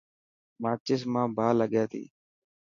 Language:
Dhatki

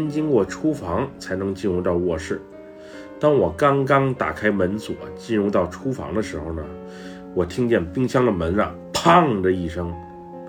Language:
Chinese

